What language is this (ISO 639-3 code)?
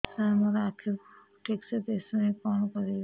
ori